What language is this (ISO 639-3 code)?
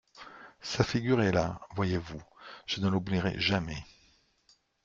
fra